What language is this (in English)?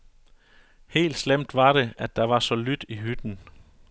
Danish